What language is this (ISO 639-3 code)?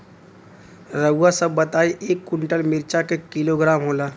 bho